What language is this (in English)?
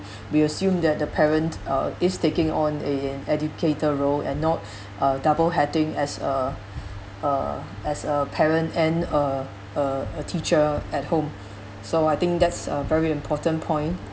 English